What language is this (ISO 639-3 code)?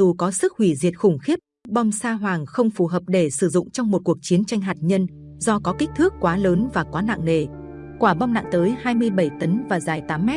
vie